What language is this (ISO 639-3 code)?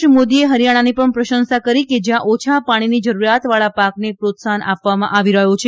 guj